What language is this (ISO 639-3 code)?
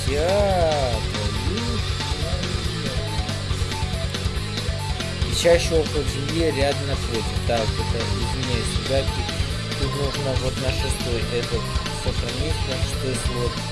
rus